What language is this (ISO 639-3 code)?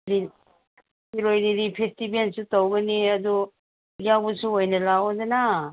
mni